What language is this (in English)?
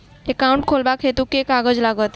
Maithili